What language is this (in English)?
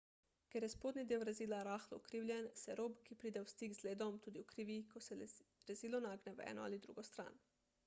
Slovenian